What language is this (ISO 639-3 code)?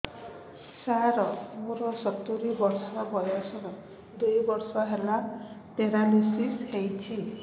ori